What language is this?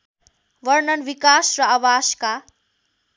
Nepali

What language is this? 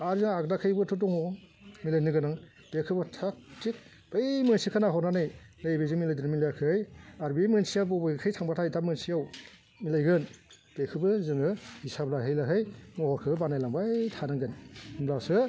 Bodo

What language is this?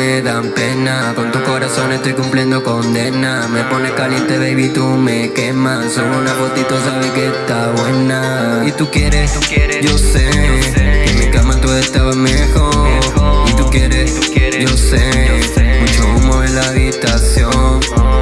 Spanish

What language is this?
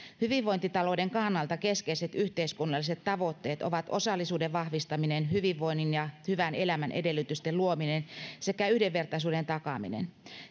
Finnish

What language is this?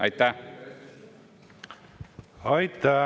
Estonian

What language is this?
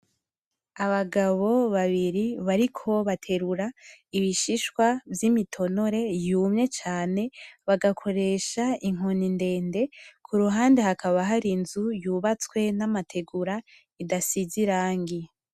Rundi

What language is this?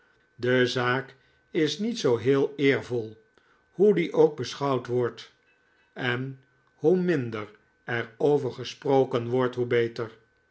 Dutch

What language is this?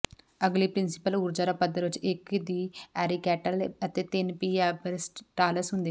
Punjabi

